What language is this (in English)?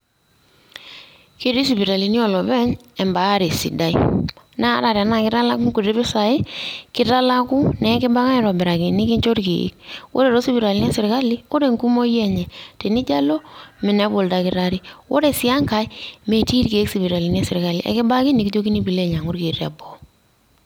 Masai